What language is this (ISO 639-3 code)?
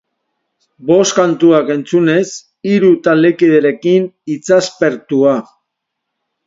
eus